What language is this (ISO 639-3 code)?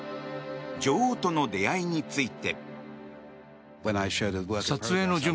jpn